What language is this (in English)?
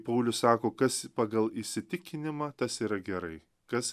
Lithuanian